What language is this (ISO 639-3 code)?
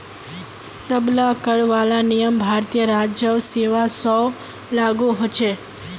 mag